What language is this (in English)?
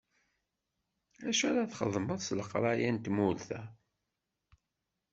Kabyle